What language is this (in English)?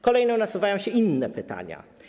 Polish